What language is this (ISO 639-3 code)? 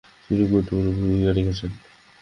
ben